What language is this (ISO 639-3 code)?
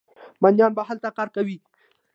pus